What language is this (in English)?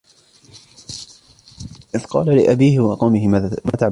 Arabic